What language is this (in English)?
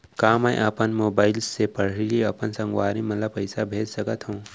Chhattisgarhi